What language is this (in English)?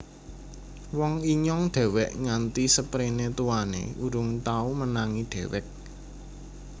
Javanese